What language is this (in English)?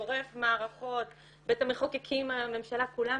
Hebrew